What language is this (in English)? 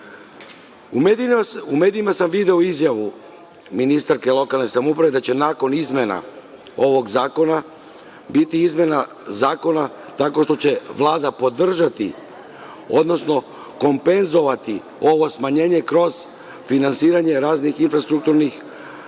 Serbian